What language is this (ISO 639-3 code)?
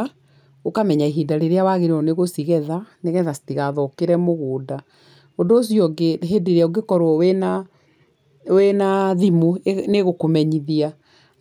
kik